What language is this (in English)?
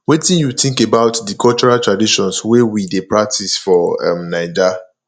Nigerian Pidgin